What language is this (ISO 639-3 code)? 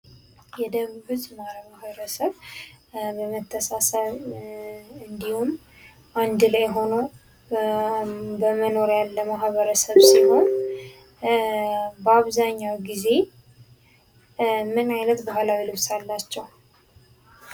amh